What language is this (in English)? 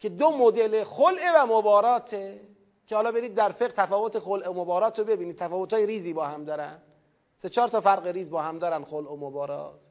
Persian